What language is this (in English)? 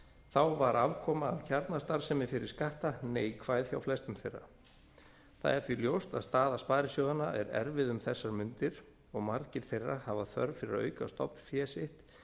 Icelandic